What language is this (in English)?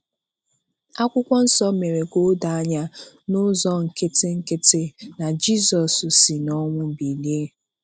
Igbo